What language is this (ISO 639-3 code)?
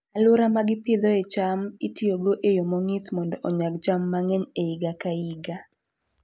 luo